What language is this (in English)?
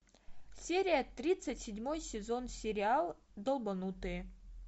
Russian